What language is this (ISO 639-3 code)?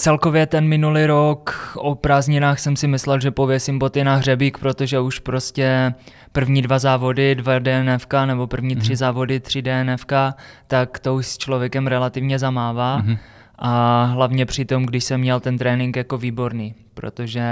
ces